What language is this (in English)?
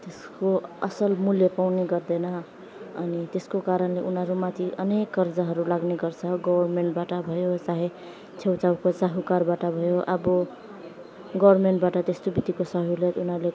Nepali